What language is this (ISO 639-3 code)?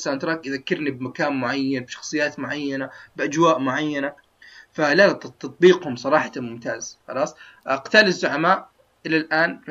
ara